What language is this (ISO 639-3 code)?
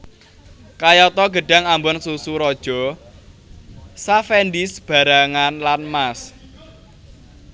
jav